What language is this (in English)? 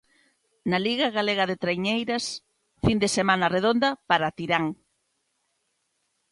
Galician